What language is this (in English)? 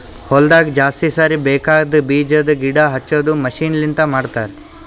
Kannada